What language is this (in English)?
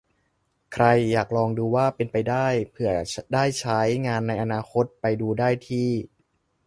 Thai